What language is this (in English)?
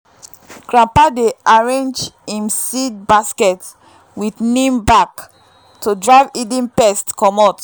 Nigerian Pidgin